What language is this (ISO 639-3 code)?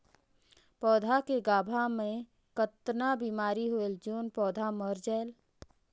hne